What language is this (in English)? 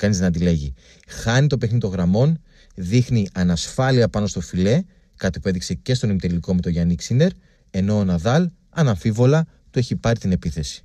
Greek